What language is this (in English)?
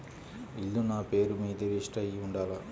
Telugu